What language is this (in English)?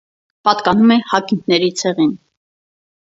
Armenian